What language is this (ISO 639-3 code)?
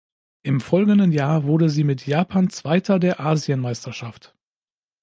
deu